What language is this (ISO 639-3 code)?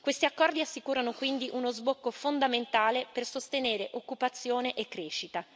ita